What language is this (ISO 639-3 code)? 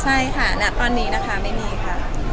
tha